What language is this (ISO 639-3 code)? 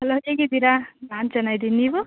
kan